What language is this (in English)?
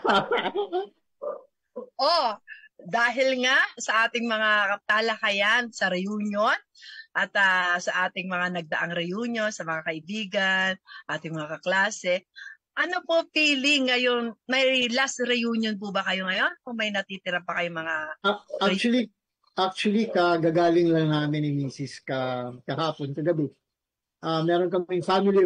Filipino